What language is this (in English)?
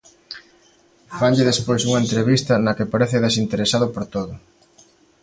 Galician